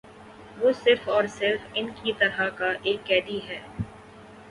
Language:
Urdu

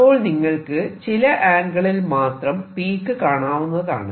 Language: Malayalam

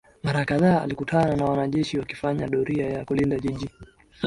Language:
Swahili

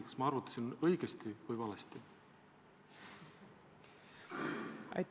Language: Estonian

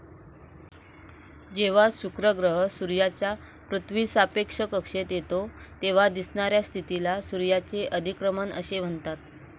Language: Marathi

